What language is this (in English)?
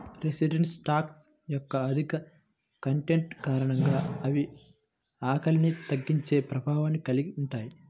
Telugu